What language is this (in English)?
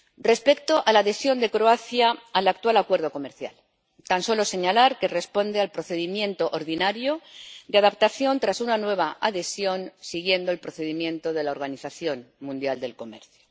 Spanish